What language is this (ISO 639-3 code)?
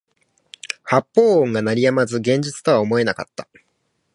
jpn